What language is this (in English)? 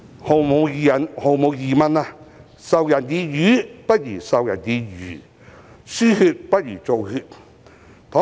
Cantonese